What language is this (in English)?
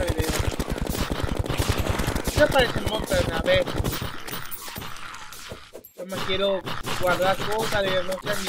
Spanish